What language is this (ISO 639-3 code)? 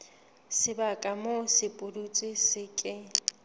sot